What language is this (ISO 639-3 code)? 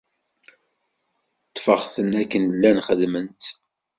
kab